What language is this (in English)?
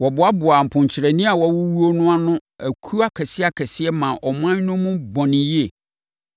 Akan